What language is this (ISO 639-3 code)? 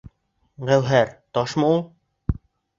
bak